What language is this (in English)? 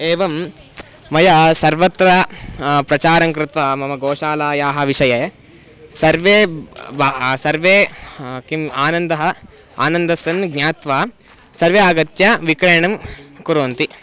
Sanskrit